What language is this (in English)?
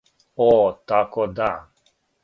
Serbian